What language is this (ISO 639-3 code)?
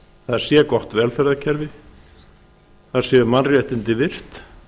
isl